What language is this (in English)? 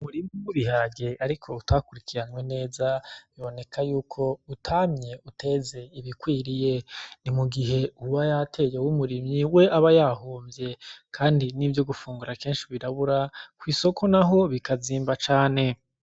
Rundi